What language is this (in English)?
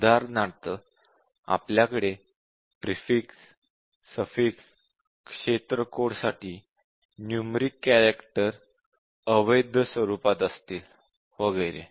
Marathi